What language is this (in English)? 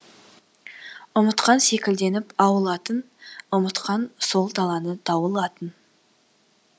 Kazakh